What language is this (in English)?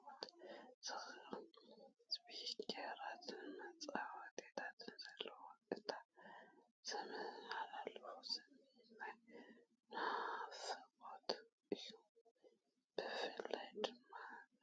Tigrinya